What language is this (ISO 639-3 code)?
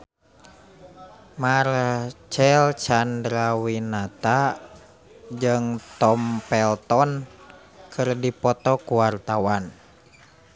sun